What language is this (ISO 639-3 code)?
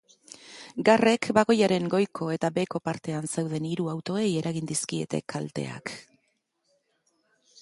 eus